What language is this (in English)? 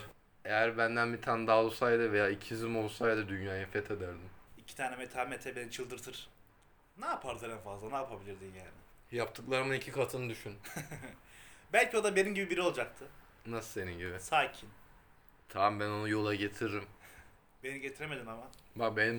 Turkish